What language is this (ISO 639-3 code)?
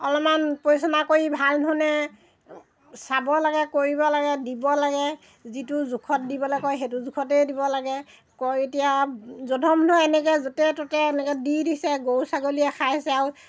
asm